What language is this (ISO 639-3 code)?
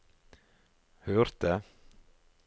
nor